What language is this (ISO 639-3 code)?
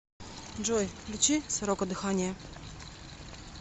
rus